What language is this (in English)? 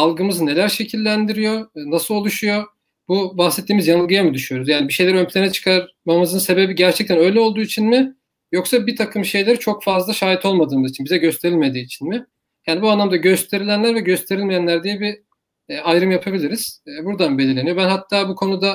Turkish